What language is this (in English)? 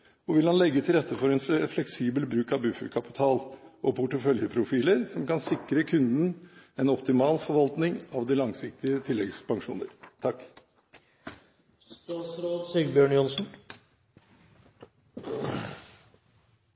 Norwegian Bokmål